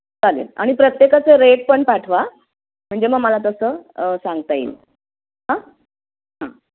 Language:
Marathi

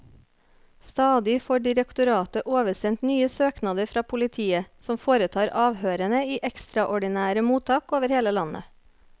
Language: Norwegian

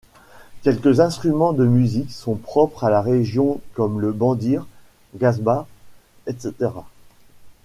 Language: French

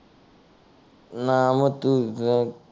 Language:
Marathi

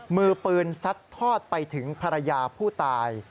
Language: Thai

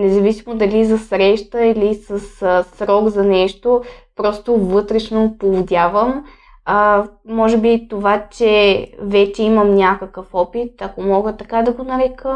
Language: Bulgarian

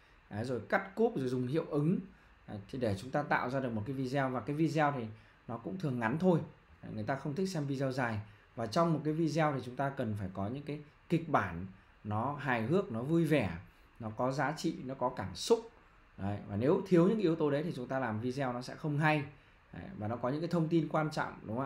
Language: Vietnamese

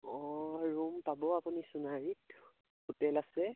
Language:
Assamese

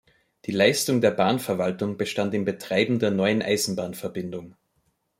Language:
German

